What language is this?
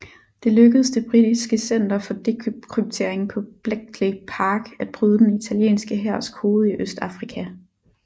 Danish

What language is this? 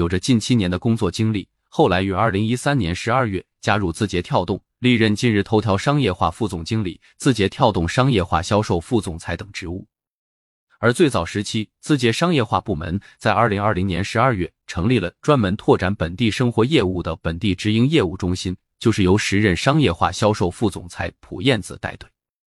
Chinese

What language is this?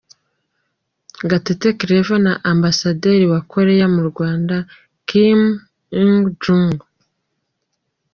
Kinyarwanda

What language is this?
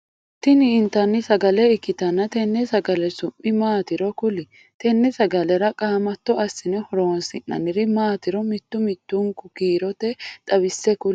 Sidamo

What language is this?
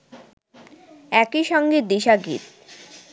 Bangla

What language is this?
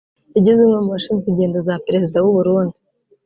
Kinyarwanda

